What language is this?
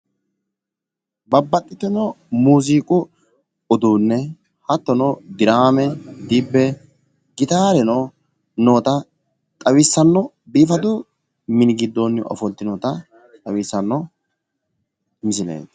Sidamo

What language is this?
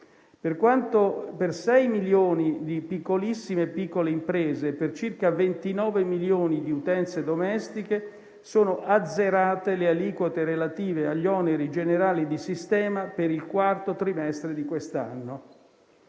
Italian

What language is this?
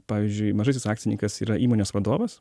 Lithuanian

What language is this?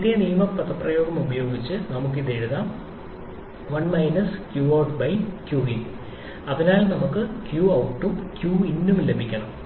Malayalam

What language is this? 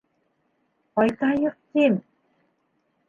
Bashkir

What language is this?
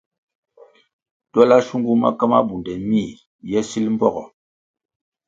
Kwasio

